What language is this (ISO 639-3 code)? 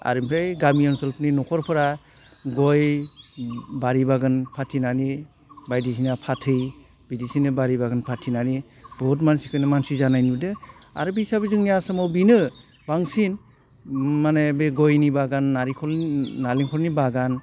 brx